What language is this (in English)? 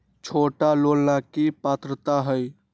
Magahi